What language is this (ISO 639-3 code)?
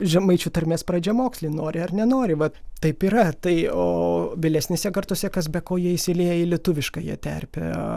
lit